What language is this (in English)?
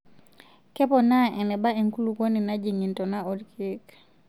Masai